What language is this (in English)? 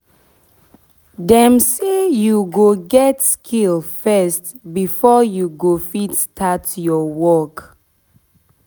Nigerian Pidgin